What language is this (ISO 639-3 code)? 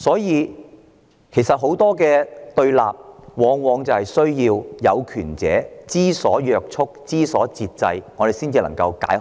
yue